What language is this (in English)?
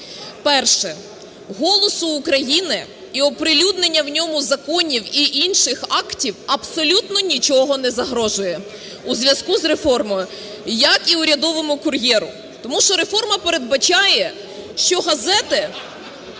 Ukrainian